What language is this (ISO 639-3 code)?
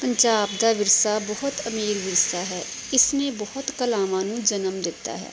pan